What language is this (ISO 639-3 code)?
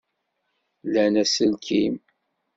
kab